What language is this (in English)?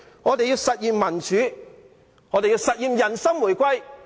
Cantonese